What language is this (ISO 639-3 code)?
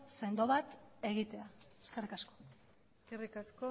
eus